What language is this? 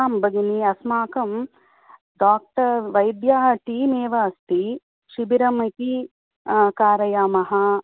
Sanskrit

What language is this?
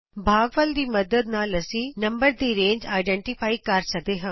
Punjabi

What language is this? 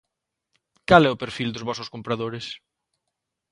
Galician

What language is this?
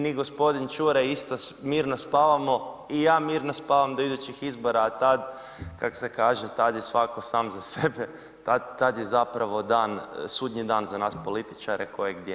Croatian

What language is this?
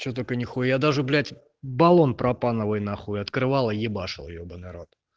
Russian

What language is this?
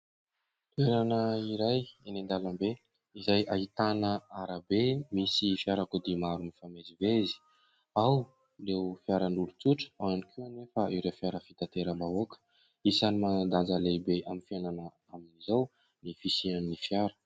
Malagasy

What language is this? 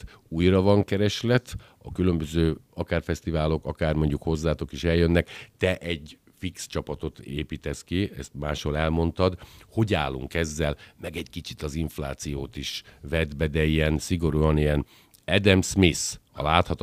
Hungarian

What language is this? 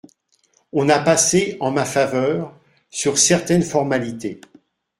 French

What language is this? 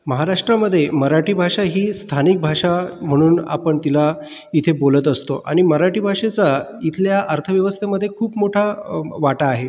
Marathi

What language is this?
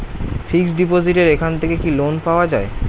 Bangla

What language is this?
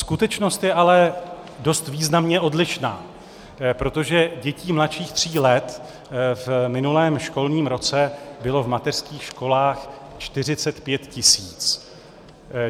Czech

